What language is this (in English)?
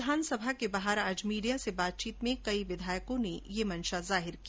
Hindi